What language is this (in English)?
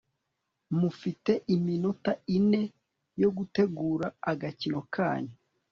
Kinyarwanda